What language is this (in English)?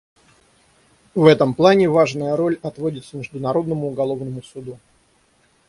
Russian